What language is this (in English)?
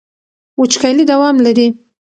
Pashto